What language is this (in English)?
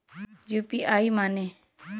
Bhojpuri